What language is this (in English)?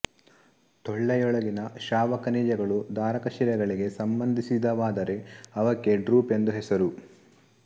Kannada